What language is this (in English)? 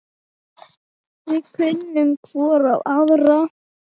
Icelandic